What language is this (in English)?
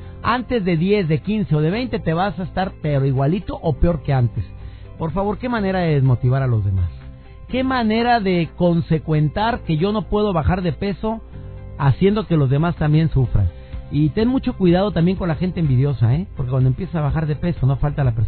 Spanish